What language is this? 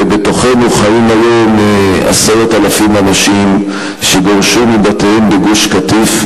Hebrew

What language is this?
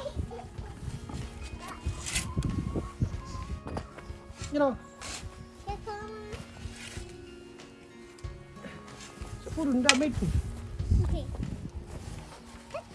Tamil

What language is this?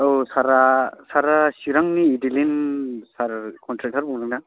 Bodo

